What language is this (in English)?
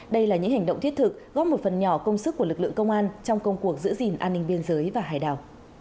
Vietnamese